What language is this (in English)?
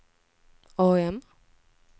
Swedish